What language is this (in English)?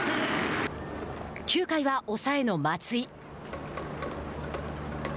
Japanese